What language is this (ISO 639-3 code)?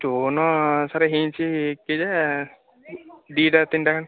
ori